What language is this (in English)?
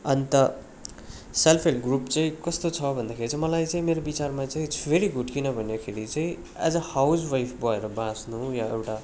Nepali